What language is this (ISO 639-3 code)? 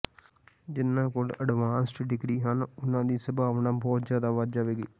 pan